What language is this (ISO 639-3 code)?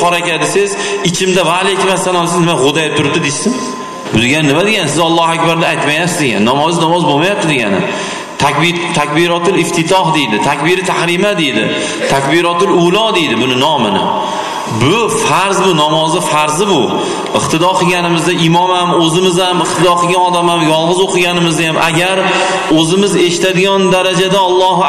tur